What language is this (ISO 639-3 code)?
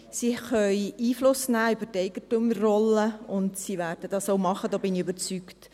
gsw